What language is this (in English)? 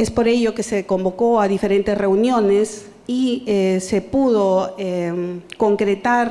Spanish